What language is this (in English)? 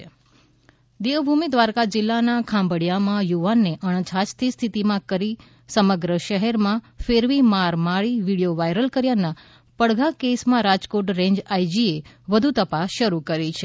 Gujarati